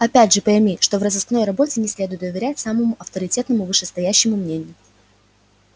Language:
Russian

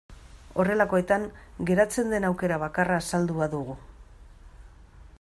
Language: Basque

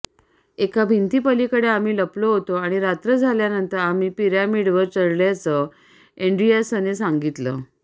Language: Marathi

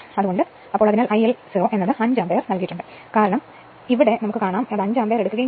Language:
Malayalam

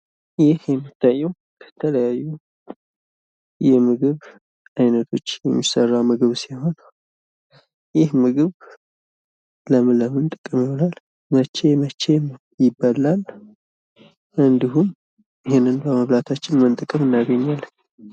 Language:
Amharic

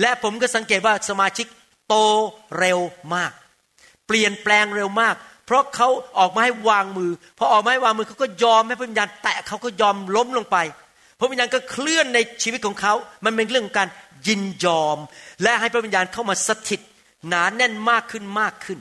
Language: Thai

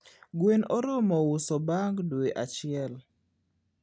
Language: Luo (Kenya and Tanzania)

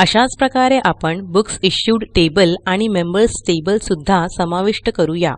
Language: Dutch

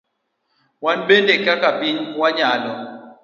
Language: Luo (Kenya and Tanzania)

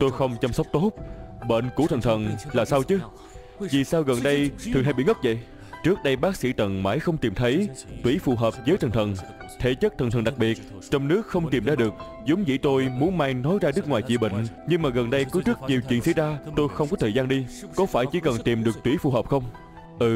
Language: Vietnamese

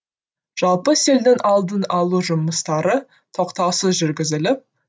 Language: Kazakh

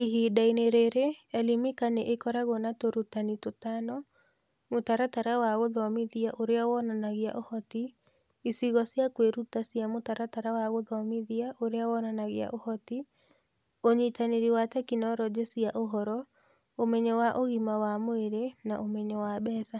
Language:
Kikuyu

